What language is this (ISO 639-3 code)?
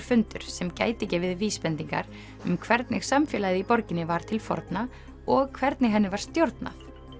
isl